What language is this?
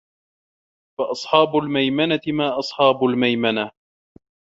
Arabic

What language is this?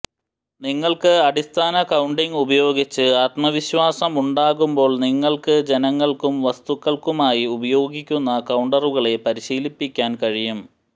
Malayalam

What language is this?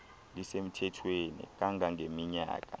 Xhosa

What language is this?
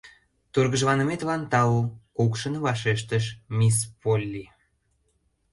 Mari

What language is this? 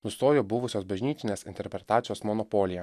Lithuanian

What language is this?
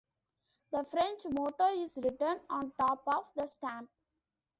English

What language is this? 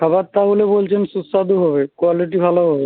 Bangla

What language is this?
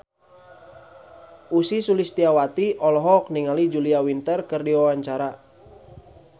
Sundanese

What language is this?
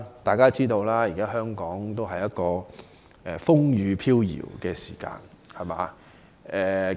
Cantonese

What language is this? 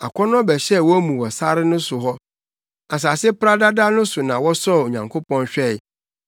Akan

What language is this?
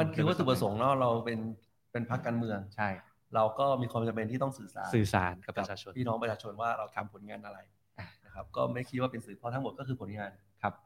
Thai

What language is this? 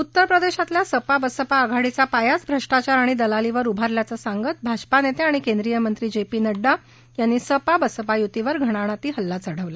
Marathi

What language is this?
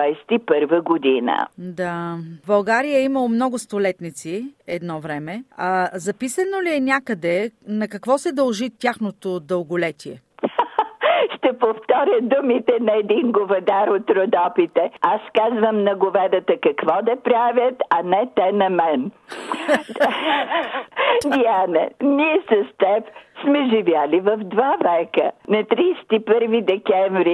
Bulgarian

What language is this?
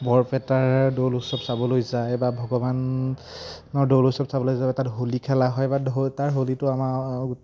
Assamese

